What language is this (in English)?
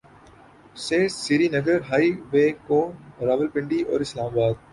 Urdu